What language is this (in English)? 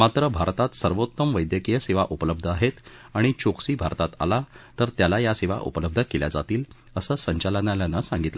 Marathi